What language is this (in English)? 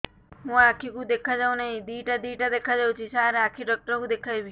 Odia